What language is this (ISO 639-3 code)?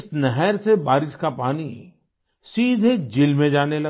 hin